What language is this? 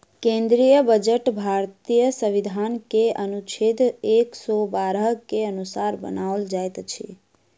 Maithili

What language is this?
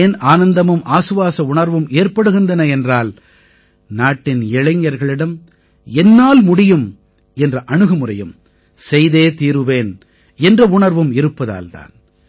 Tamil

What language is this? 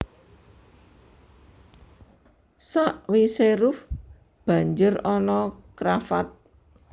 Javanese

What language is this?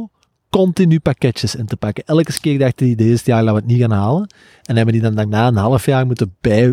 Dutch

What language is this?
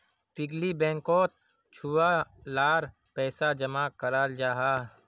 Magahi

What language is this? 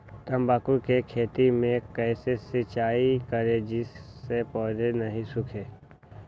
Magahi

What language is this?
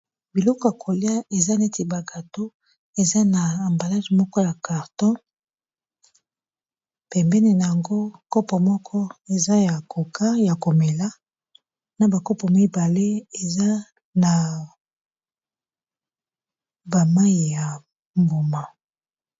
Lingala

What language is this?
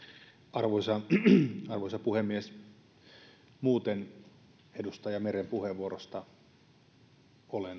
Finnish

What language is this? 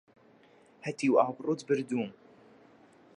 Central Kurdish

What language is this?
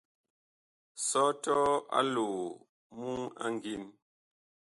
Bakoko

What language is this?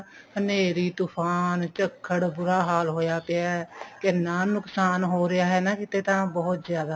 Punjabi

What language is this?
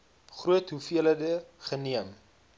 Afrikaans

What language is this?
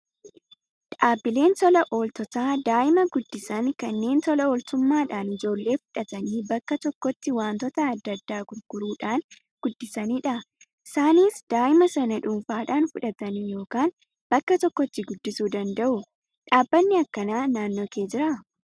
Oromo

